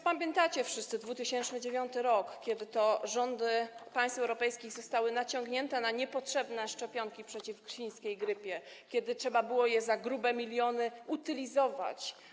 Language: Polish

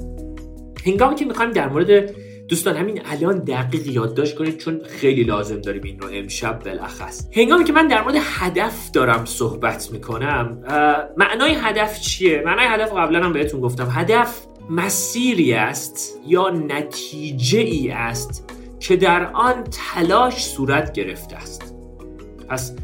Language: Persian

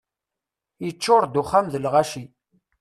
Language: Kabyle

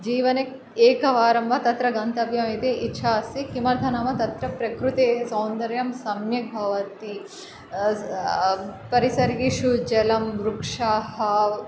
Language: Sanskrit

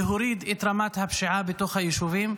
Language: Hebrew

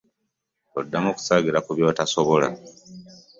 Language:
Ganda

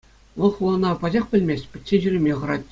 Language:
Chuvash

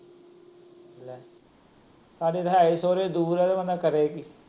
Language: Punjabi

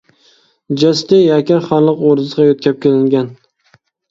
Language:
Uyghur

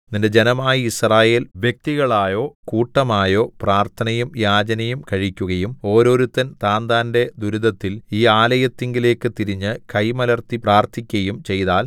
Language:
Malayalam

